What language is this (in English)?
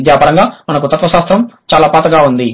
Telugu